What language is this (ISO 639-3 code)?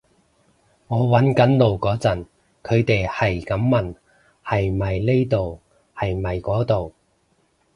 yue